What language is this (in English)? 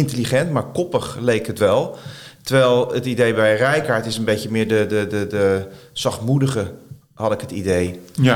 Dutch